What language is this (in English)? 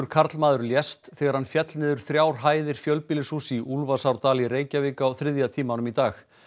Icelandic